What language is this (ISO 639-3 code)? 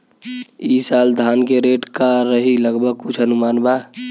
bho